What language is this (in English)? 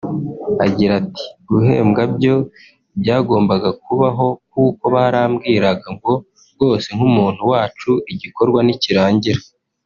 Kinyarwanda